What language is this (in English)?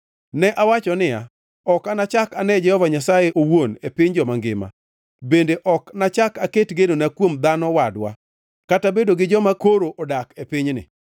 Luo (Kenya and Tanzania)